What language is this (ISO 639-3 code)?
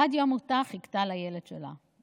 heb